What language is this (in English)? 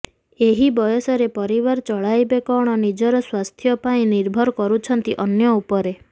Odia